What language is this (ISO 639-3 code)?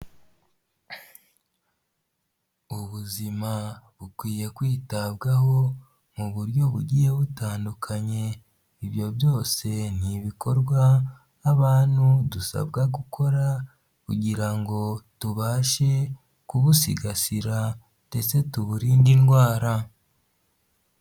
kin